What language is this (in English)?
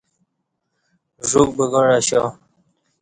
Kati